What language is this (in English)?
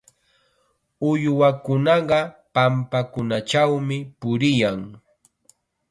Chiquián Ancash Quechua